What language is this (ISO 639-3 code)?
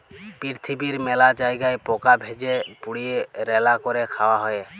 ben